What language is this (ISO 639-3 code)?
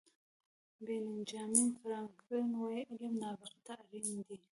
pus